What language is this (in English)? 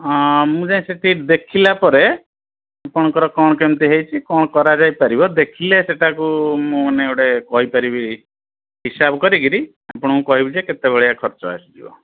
Odia